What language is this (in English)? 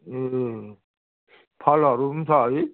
Nepali